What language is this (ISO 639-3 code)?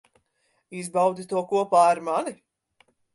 lav